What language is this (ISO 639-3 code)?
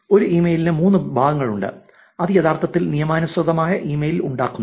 mal